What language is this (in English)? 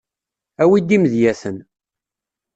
Kabyle